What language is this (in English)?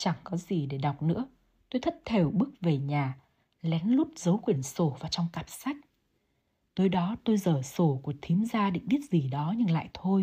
Vietnamese